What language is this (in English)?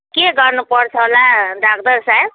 Nepali